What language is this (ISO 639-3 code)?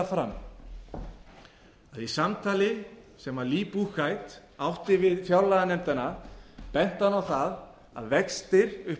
isl